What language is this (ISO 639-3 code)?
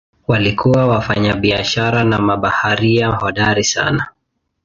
swa